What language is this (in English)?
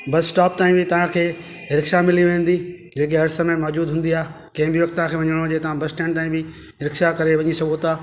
Sindhi